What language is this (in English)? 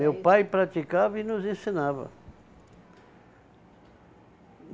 Portuguese